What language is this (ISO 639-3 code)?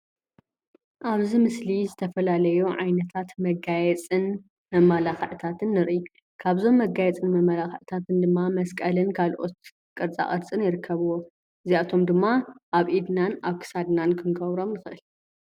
tir